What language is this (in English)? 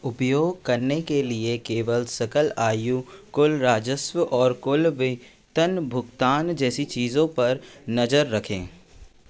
Hindi